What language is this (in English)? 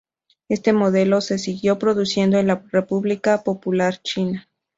Spanish